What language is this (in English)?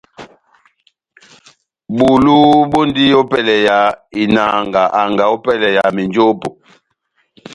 Batanga